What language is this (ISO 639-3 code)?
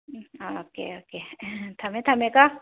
mni